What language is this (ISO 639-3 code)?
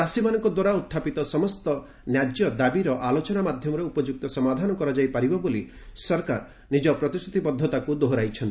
ori